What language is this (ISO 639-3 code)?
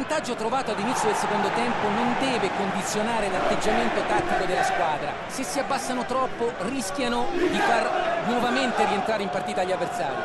ita